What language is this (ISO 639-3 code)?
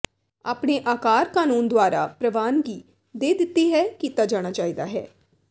pan